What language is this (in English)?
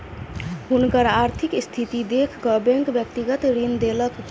Maithili